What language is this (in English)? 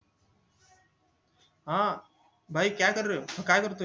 Marathi